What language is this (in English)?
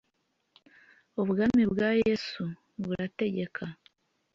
Kinyarwanda